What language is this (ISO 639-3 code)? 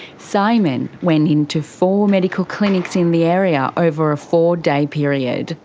eng